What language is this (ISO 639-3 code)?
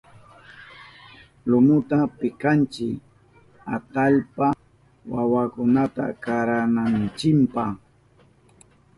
qup